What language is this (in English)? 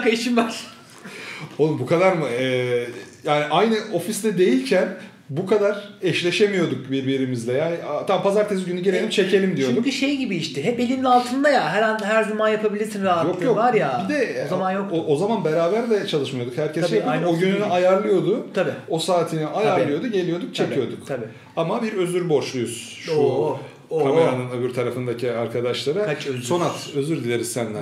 Turkish